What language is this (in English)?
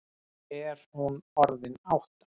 Icelandic